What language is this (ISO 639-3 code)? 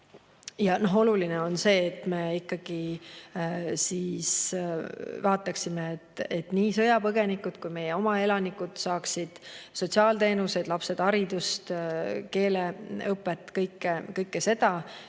est